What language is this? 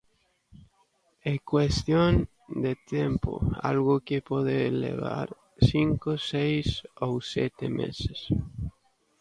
Galician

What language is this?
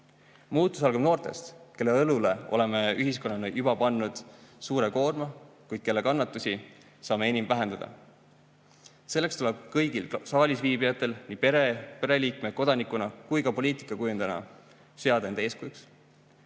Estonian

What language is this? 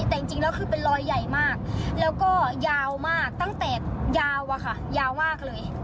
Thai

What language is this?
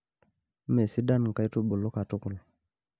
Masai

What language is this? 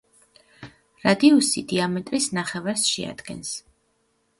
Georgian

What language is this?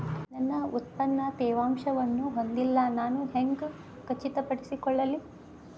Kannada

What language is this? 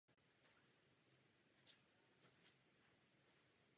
Czech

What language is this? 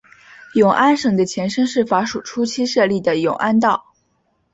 Chinese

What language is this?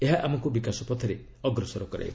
Odia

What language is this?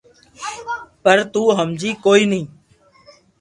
Loarki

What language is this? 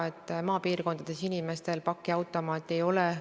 Estonian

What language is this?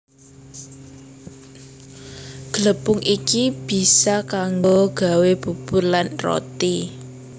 Javanese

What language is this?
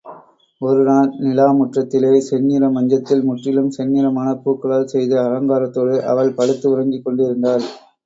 Tamil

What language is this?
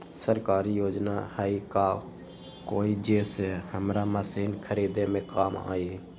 Magahi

